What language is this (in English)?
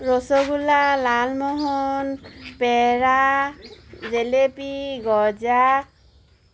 Assamese